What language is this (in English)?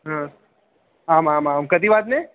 Sanskrit